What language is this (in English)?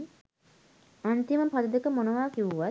Sinhala